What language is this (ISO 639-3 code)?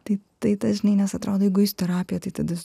lit